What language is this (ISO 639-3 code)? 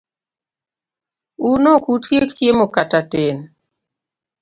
luo